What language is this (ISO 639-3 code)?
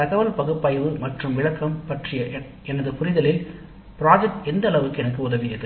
tam